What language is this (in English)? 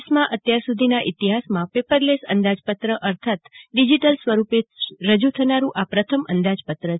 Gujarati